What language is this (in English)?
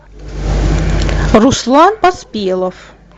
Russian